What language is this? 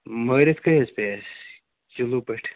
Kashmiri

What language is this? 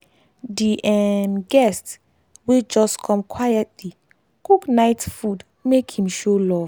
Nigerian Pidgin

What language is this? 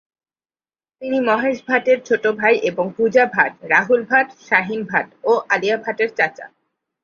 Bangla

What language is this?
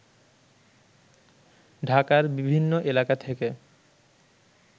Bangla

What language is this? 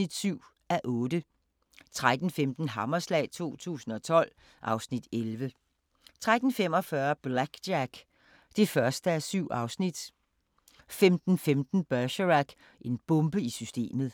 Danish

